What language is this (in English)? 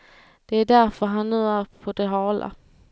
Swedish